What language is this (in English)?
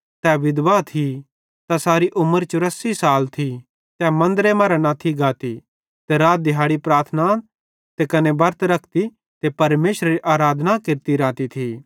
Bhadrawahi